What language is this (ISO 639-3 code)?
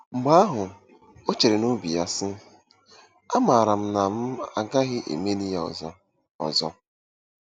ibo